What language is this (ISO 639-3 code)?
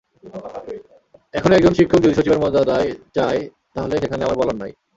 ben